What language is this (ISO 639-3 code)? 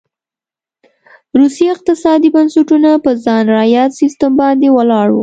pus